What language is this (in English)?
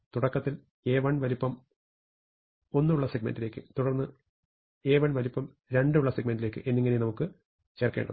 Malayalam